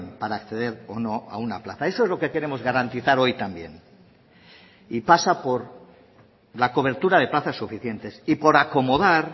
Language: Spanish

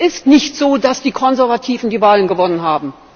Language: German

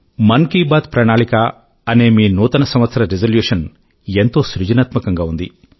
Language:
Telugu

